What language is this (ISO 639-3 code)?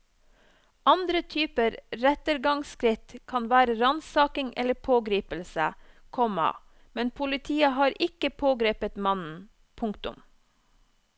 nor